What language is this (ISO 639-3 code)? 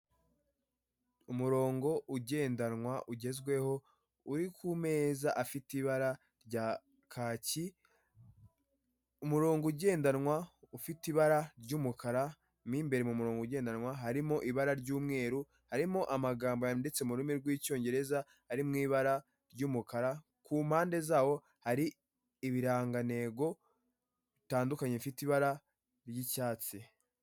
kin